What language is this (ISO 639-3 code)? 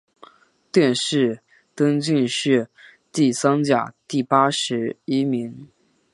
zho